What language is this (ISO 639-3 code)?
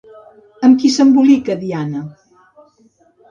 cat